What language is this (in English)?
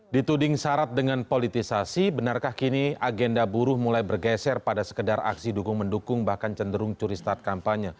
Indonesian